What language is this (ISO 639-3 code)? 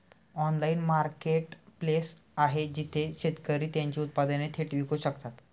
mar